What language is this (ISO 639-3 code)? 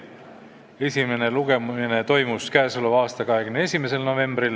est